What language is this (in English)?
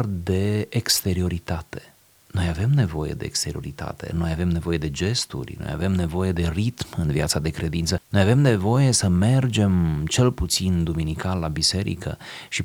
Romanian